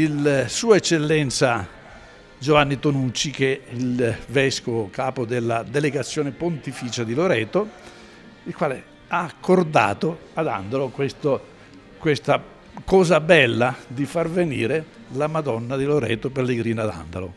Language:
Italian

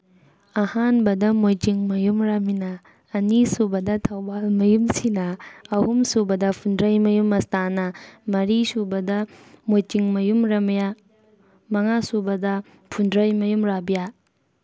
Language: Manipuri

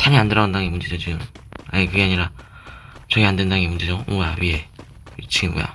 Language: Korean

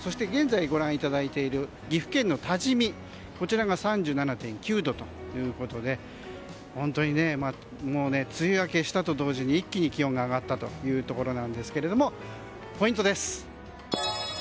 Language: Japanese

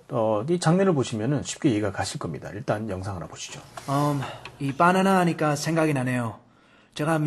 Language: Korean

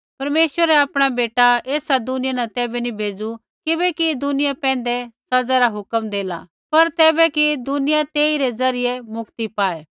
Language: Kullu Pahari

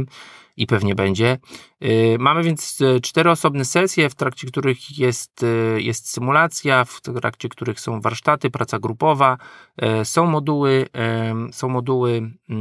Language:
Polish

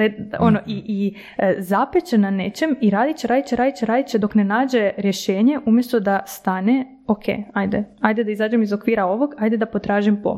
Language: Croatian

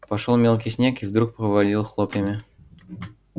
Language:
Russian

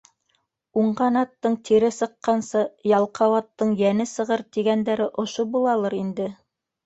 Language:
Bashkir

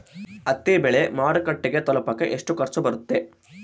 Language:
Kannada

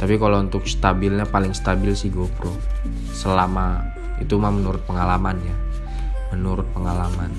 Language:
Indonesian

